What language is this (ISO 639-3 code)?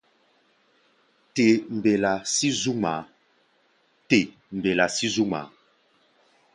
gba